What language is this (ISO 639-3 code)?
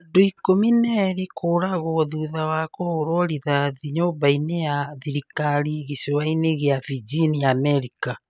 kik